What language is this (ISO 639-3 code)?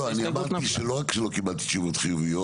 heb